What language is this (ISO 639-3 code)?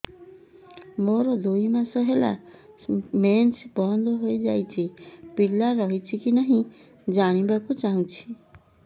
ori